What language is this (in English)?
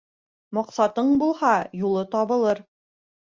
Bashkir